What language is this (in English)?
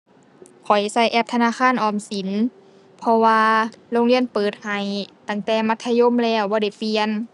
Thai